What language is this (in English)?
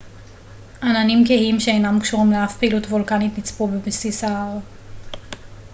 Hebrew